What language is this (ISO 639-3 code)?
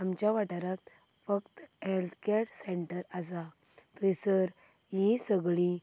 kok